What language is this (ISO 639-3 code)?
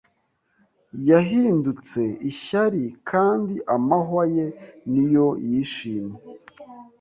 kin